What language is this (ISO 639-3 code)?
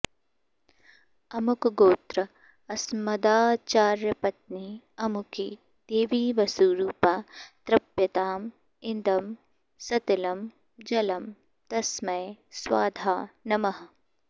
san